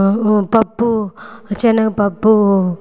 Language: Telugu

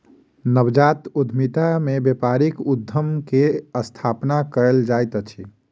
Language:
Maithili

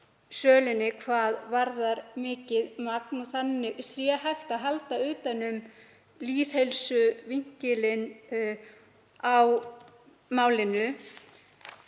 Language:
Icelandic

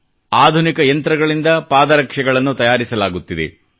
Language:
Kannada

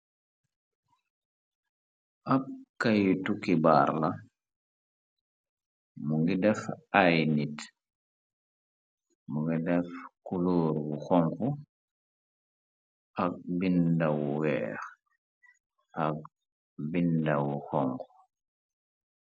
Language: Wolof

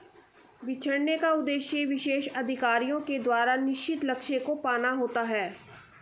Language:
Hindi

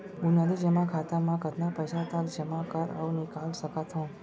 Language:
Chhattisgarhi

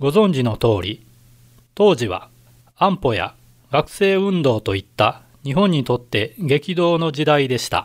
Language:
Japanese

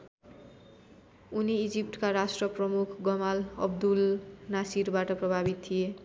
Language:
Nepali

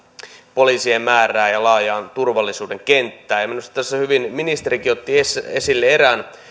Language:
Finnish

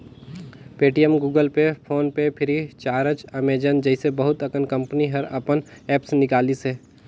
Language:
Chhattisgarhi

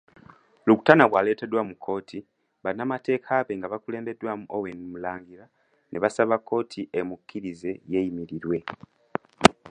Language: Ganda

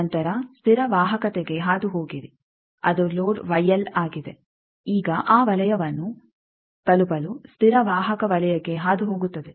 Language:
Kannada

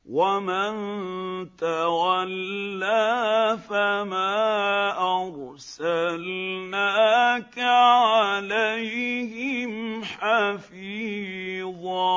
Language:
Arabic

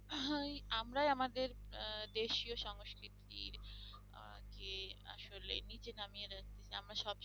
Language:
Bangla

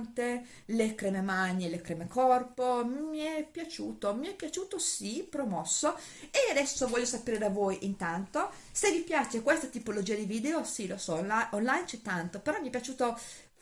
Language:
Italian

